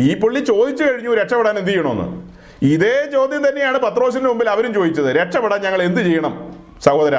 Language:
Malayalam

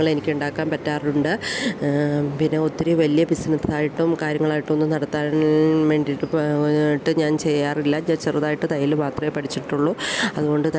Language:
Malayalam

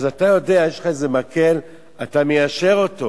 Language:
Hebrew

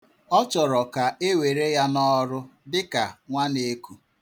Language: Igbo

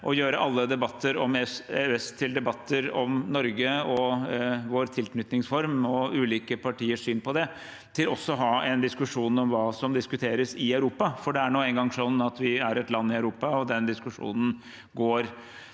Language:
Norwegian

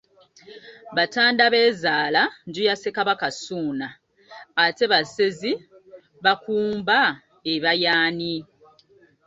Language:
Ganda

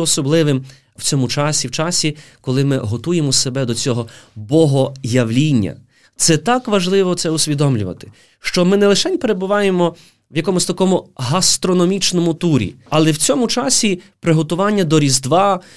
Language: Ukrainian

